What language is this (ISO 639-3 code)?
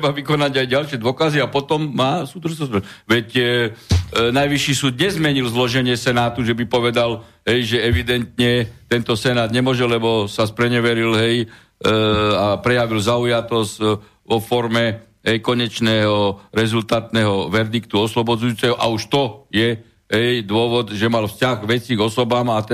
slk